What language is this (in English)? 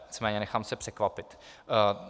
Czech